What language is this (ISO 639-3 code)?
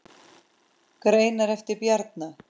isl